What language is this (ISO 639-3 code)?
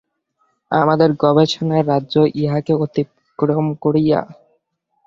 ben